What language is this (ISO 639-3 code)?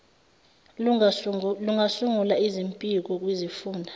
zul